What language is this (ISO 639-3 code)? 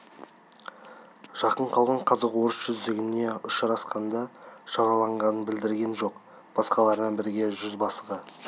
kaz